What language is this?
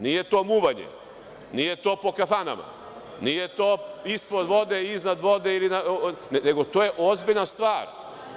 Serbian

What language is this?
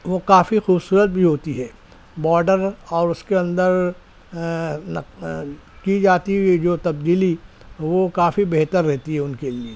Urdu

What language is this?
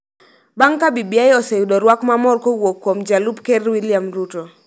Luo (Kenya and Tanzania)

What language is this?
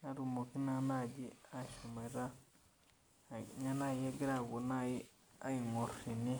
Masai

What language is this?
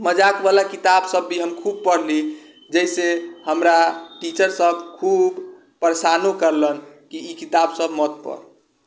Maithili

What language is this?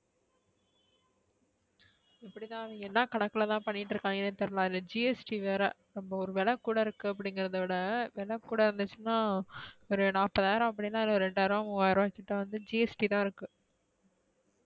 Tamil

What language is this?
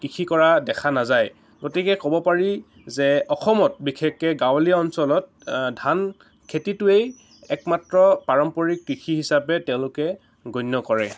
Assamese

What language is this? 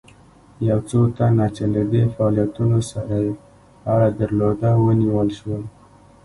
Pashto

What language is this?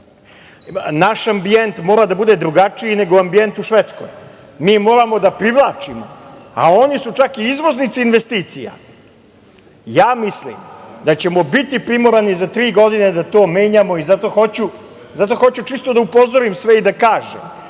Serbian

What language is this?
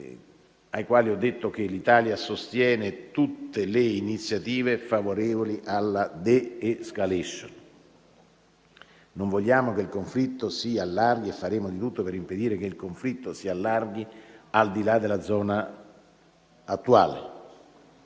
Italian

